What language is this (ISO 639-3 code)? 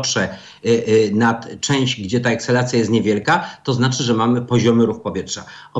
pol